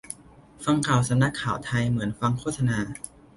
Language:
Thai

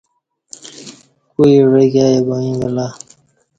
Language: Kati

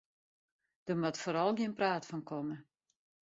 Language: Western Frisian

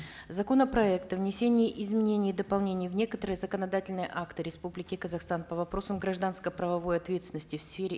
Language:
Kazakh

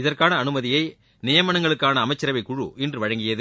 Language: Tamil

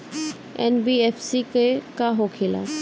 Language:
Bhojpuri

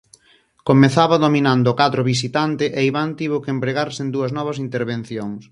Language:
Galician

